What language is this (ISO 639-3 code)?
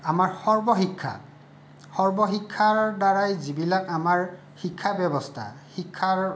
asm